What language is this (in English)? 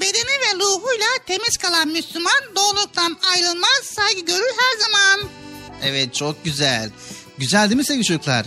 Turkish